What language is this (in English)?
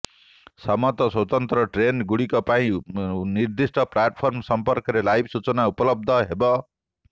Odia